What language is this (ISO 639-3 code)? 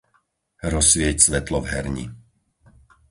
slk